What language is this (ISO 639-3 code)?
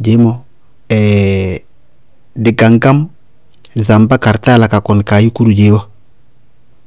bqg